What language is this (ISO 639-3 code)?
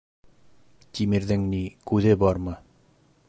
bak